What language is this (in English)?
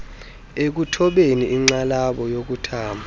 Xhosa